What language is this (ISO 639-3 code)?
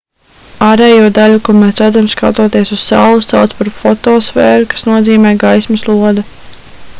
lav